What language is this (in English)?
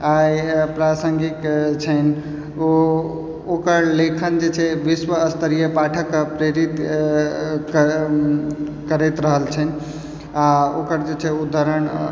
Maithili